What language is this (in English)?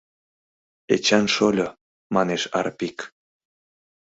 Mari